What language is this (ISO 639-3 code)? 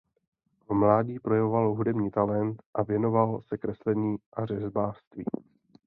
ces